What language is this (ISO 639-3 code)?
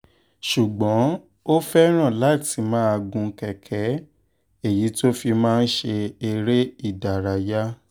yor